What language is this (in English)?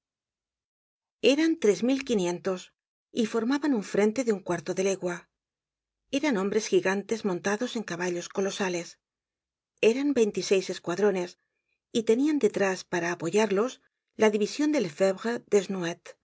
Spanish